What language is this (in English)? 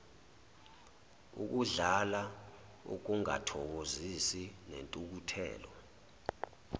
Zulu